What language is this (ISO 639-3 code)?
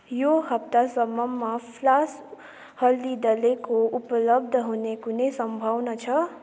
nep